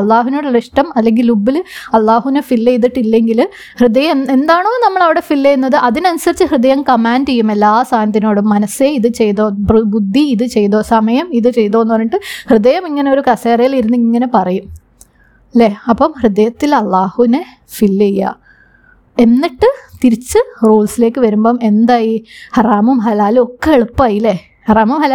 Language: Malayalam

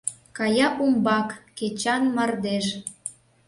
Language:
Mari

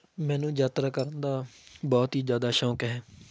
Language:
Punjabi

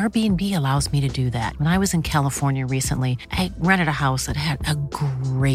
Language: Persian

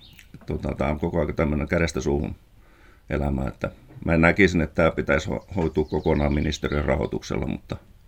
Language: Finnish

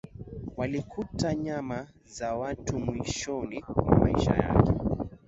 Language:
Swahili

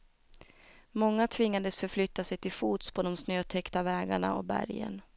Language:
Swedish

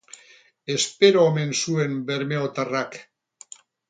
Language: Basque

